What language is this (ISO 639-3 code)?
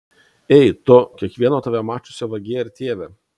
lit